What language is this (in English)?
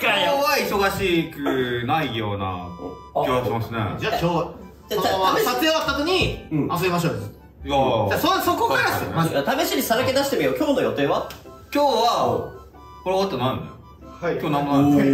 Japanese